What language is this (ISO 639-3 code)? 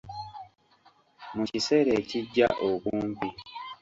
lug